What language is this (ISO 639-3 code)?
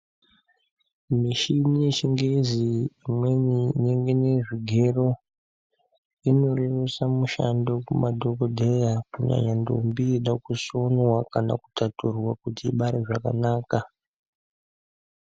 ndc